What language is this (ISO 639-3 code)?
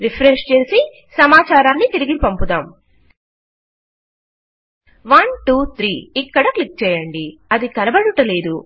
tel